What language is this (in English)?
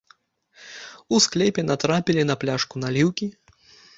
Belarusian